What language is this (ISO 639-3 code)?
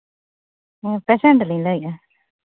sat